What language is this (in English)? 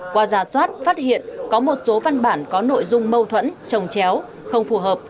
Vietnamese